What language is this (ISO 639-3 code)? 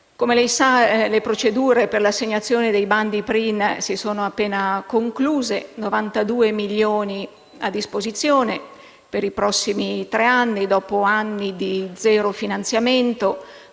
ita